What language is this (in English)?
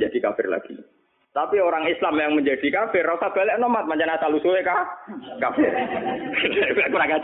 Indonesian